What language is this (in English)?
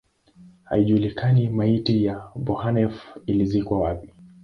Swahili